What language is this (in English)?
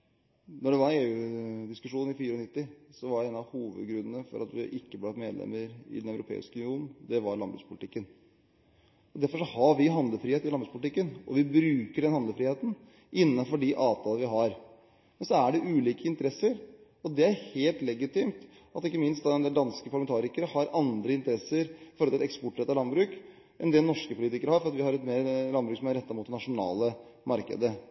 Norwegian Bokmål